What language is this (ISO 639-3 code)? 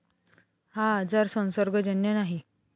mar